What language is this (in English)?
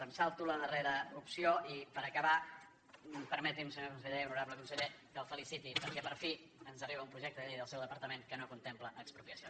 Catalan